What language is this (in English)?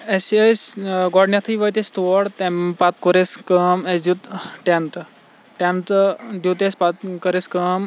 Kashmiri